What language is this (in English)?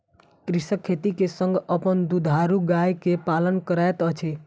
Maithili